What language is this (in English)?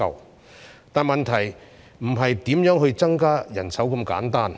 Cantonese